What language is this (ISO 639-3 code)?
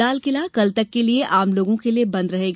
hin